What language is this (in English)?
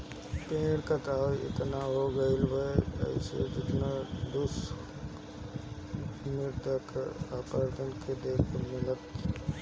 Bhojpuri